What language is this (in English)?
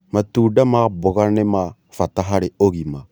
Kikuyu